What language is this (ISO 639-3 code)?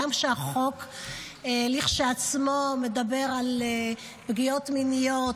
heb